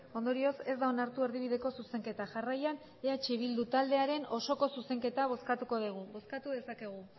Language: Basque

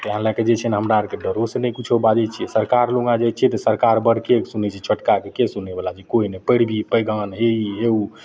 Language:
Maithili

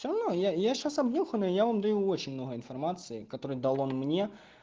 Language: Russian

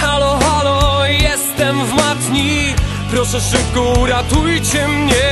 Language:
Polish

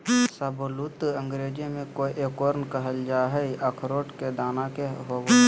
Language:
Magahi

